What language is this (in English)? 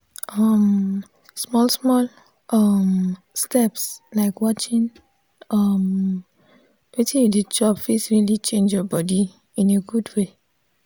Nigerian Pidgin